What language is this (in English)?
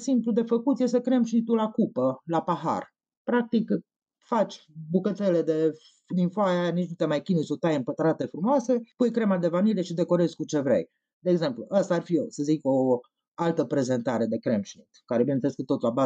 Romanian